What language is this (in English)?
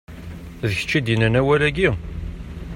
Kabyle